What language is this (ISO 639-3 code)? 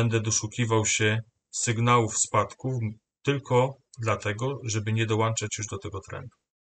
pol